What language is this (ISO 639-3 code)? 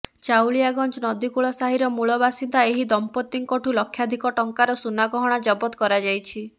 ori